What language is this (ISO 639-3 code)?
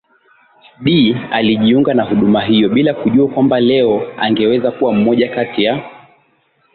swa